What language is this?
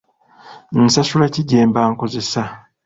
Ganda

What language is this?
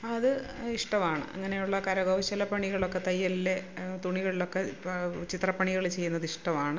Malayalam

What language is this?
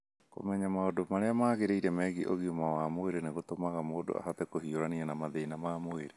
Kikuyu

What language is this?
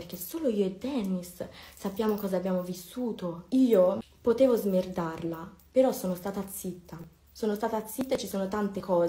Italian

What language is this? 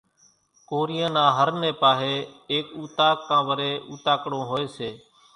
Kachi Koli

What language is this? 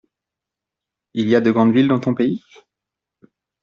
French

